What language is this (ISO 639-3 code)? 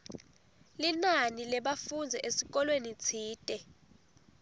ssw